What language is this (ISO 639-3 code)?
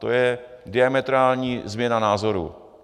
ces